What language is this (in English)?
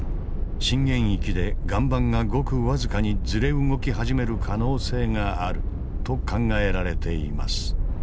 Japanese